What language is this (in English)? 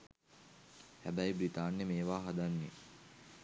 Sinhala